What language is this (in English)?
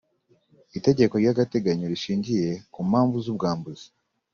Kinyarwanda